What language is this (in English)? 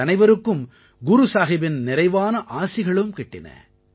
Tamil